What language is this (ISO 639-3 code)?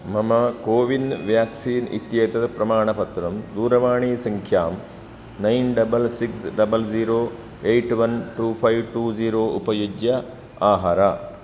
san